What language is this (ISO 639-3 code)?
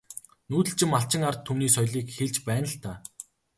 mon